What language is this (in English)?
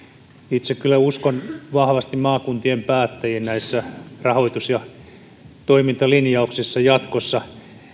Finnish